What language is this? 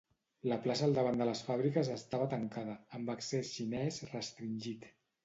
Catalan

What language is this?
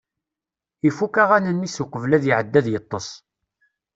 Kabyle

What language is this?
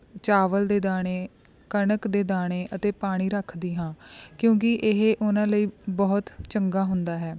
Punjabi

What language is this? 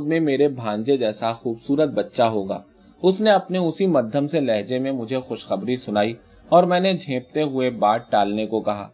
Urdu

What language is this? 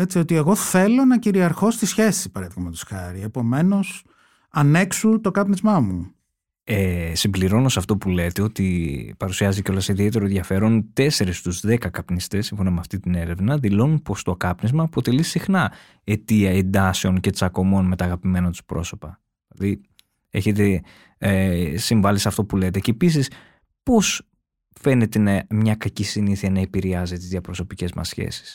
Greek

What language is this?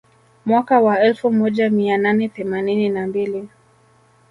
Swahili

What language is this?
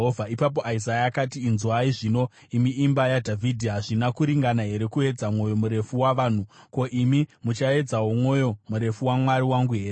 Shona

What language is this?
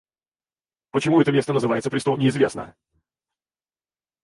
Russian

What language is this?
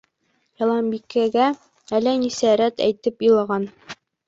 Bashkir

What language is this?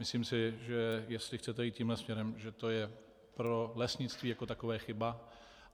Czech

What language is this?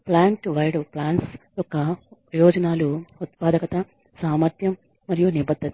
Telugu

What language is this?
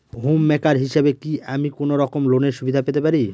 Bangla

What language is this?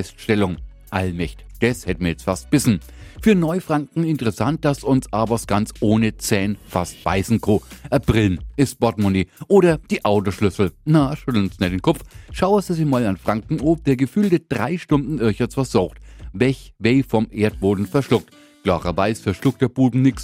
German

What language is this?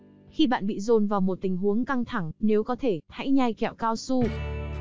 Vietnamese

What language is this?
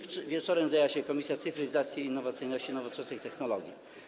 Polish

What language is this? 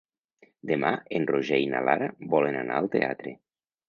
Catalan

